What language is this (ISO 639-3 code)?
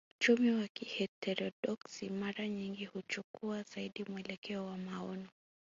swa